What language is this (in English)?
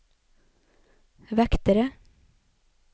Norwegian